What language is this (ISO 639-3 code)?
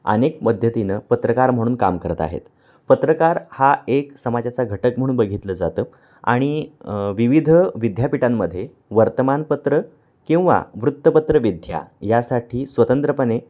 mar